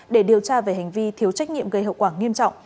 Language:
Vietnamese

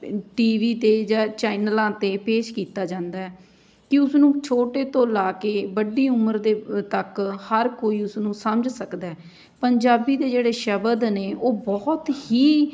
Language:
Punjabi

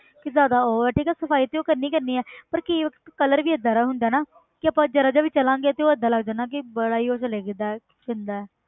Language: Punjabi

